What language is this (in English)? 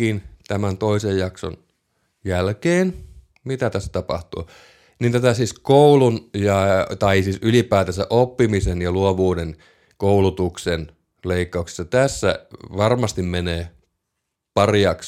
Finnish